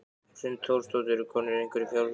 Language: Icelandic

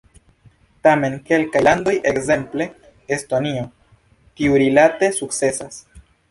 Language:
Esperanto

